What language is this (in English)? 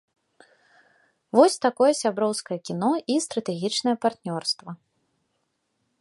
Belarusian